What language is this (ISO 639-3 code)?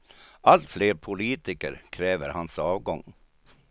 swe